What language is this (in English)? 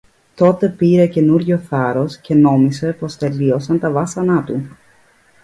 Greek